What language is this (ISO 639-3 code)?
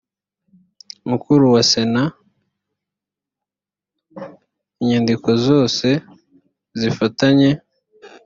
kin